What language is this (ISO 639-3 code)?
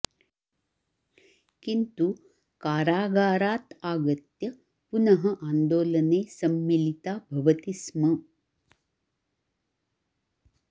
san